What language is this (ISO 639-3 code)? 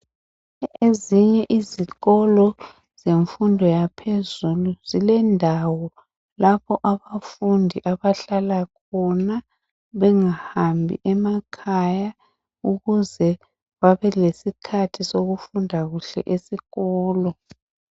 nde